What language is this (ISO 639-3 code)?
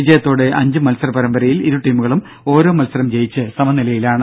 mal